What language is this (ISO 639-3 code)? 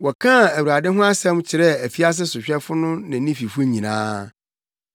aka